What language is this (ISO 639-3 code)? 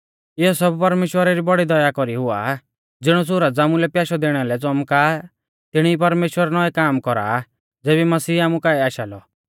bfz